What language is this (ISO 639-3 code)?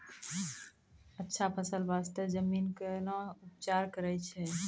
mai